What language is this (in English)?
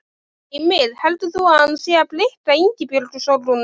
Icelandic